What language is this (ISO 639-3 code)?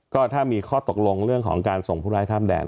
tha